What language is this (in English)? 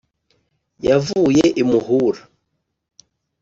Kinyarwanda